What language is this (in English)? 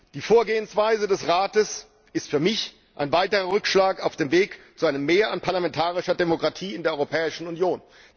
German